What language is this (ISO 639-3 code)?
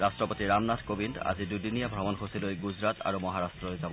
asm